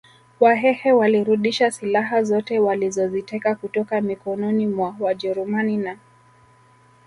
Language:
Swahili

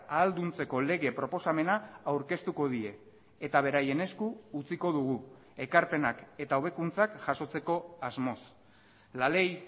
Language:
Basque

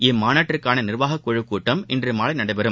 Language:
Tamil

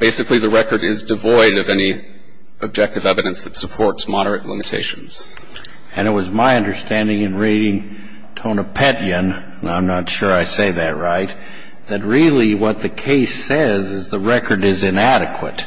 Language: English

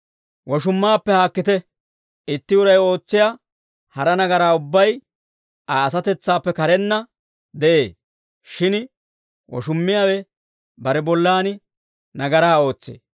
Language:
Dawro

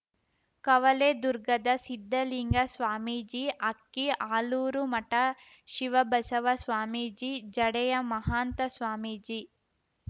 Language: Kannada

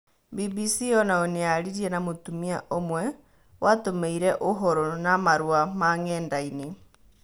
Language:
Kikuyu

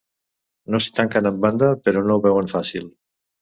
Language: Catalan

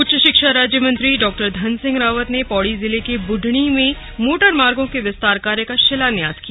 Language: Hindi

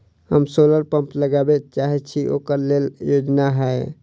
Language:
Maithili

